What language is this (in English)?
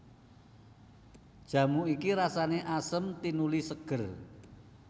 Javanese